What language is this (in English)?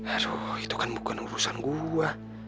Indonesian